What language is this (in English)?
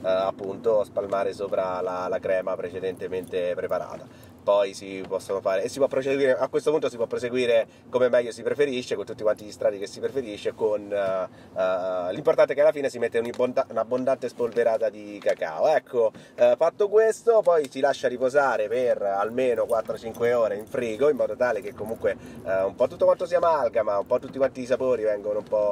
Italian